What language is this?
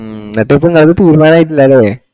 Malayalam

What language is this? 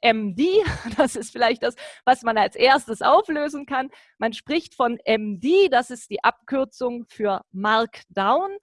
German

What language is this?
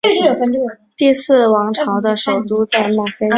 Chinese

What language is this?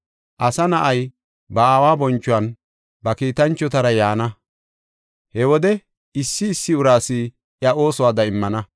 Gofa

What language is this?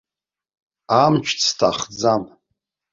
Abkhazian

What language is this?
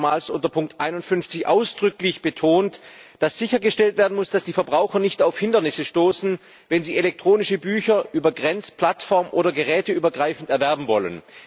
German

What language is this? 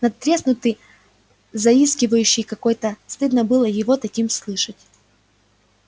Russian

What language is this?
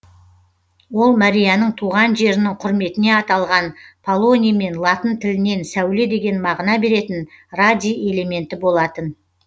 Kazakh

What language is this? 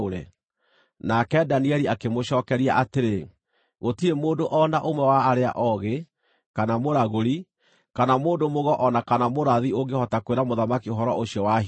Kikuyu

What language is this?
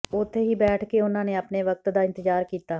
Punjabi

